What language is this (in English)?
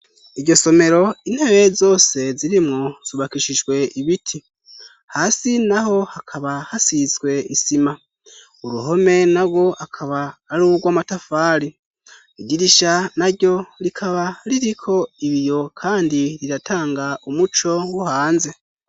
Rundi